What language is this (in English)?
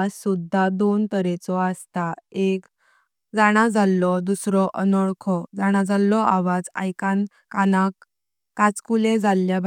Konkani